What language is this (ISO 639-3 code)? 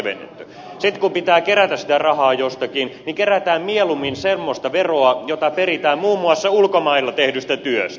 fin